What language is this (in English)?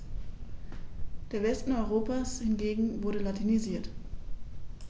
German